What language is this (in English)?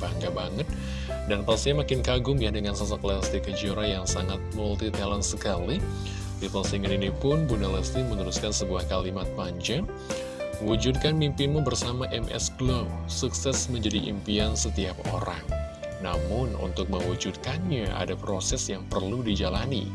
Indonesian